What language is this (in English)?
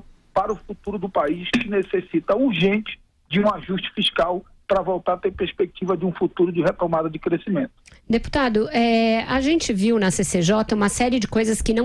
Portuguese